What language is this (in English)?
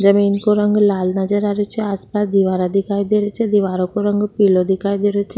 Rajasthani